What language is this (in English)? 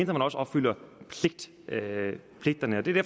Danish